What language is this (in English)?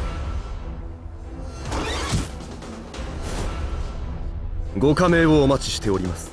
Japanese